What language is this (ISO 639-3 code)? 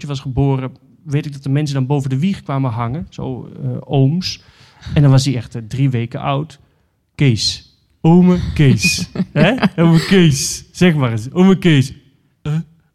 nld